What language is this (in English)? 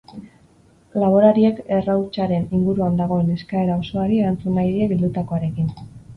Basque